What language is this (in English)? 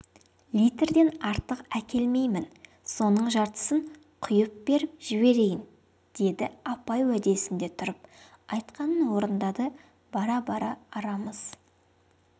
Kazakh